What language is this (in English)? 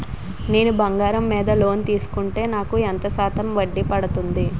Telugu